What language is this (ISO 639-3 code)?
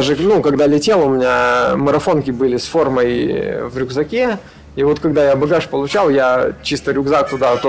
rus